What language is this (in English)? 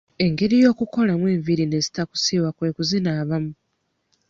Ganda